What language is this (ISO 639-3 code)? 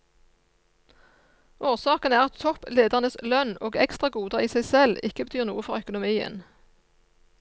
nor